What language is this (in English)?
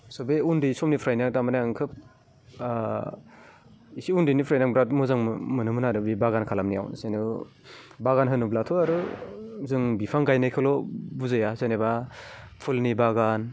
Bodo